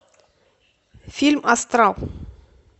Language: Russian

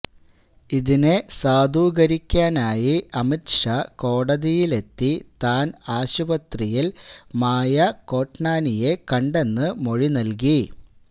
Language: Malayalam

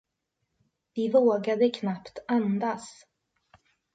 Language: Swedish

